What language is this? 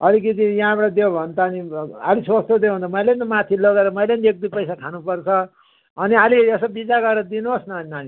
Nepali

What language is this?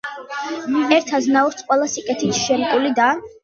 Georgian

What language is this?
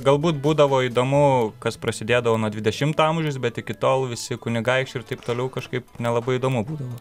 Lithuanian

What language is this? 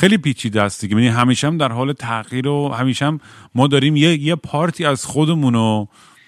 Persian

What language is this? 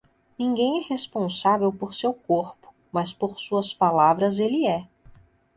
Portuguese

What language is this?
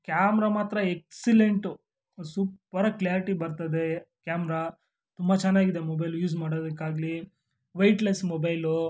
Kannada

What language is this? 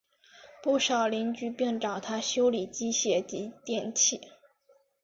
Chinese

